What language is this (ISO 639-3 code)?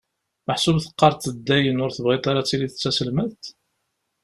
kab